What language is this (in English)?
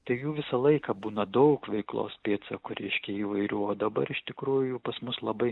Lithuanian